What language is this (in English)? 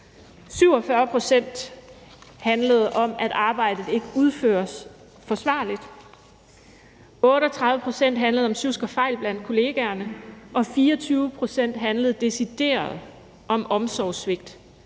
Danish